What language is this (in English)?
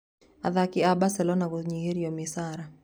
Kikuyu